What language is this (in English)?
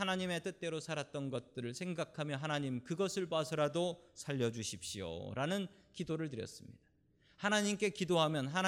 Korean